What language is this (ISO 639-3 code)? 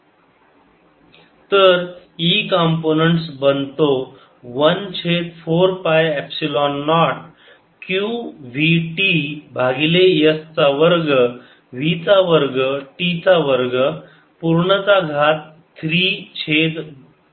mar